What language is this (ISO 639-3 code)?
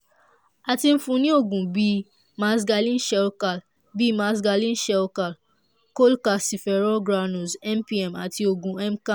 yor